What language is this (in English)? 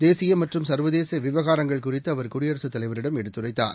Tamil